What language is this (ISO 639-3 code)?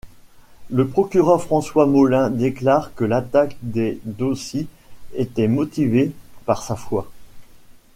fra